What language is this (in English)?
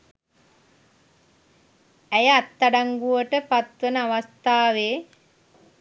Sinhala